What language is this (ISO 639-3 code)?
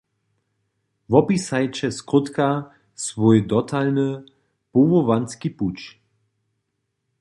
hsb